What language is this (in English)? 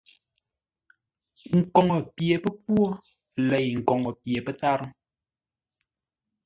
Ngombale